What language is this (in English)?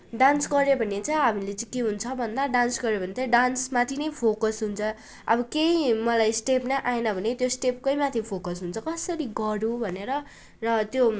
Nepali